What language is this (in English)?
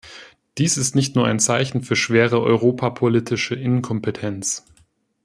German